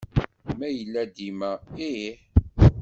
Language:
Kabyle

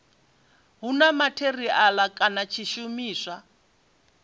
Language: Venda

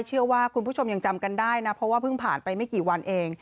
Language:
Thai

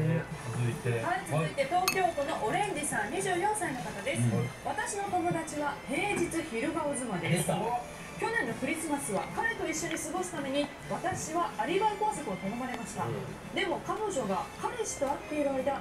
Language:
Japanese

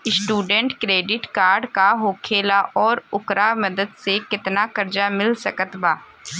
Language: Bhojpuri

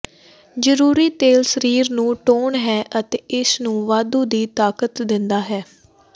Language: Punjabi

